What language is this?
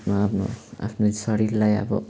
Nepali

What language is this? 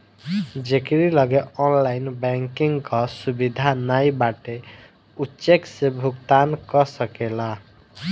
Bhojpuri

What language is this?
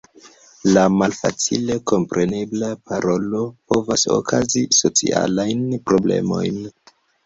Esperanto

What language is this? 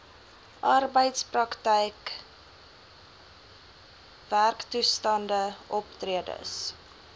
Afrikaans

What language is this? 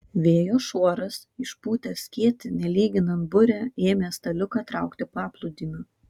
Lithuanian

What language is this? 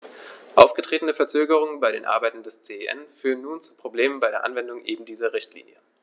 German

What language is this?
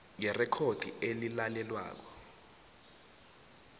South Ndebele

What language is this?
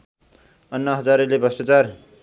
Nepali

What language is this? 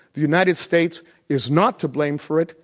English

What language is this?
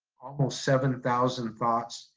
English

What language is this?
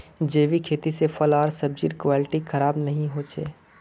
Magahi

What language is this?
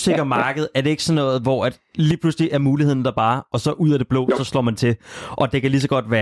Danish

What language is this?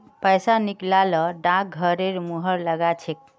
Magahi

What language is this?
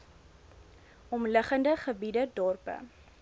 Afrikaans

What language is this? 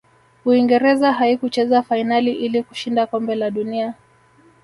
Swahili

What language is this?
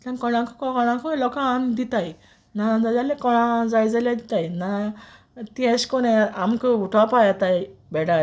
Konkani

